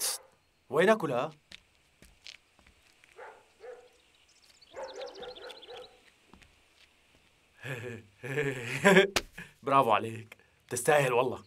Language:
Arabic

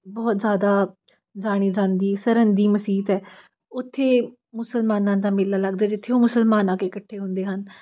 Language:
Punjabi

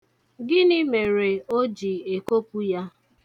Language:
Igbo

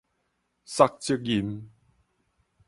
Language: Min Nan Chinese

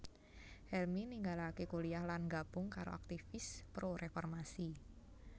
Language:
Javanese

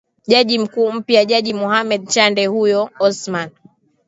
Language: Swahili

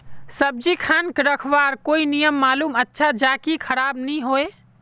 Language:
Magahi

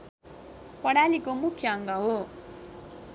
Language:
Nepali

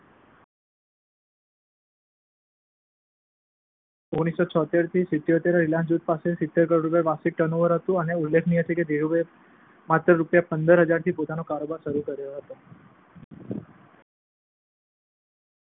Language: Gujarati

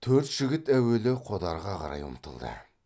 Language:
Kazakh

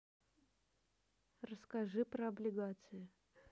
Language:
Russian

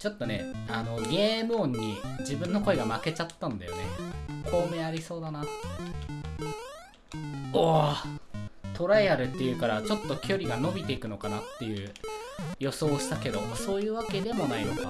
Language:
Japanese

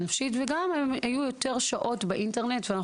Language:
Hebrew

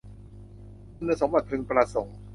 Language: Thai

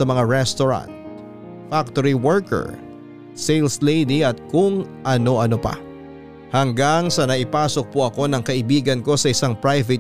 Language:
Filipino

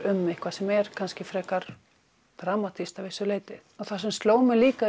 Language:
Icelandic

